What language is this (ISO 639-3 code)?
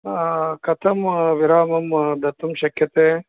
san